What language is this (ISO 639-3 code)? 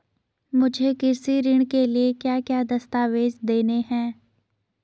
hin